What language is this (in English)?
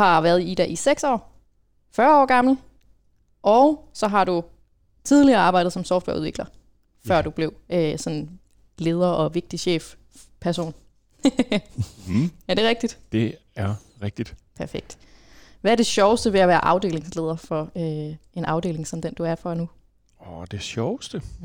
Danish